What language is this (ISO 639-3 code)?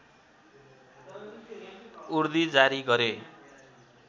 nep